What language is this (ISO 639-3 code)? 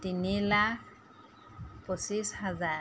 asm